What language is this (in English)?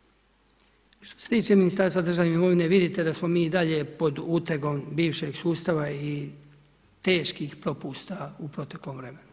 Croatian